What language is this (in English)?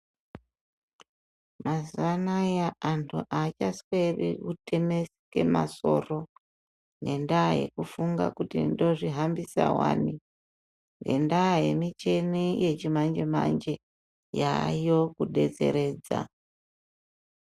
Ndau